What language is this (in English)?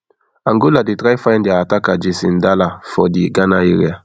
Nigerian Pidgin